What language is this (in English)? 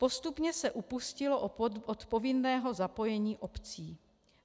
Czech